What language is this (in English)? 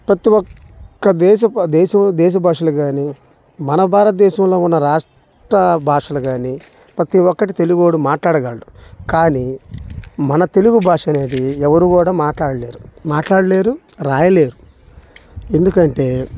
Telugu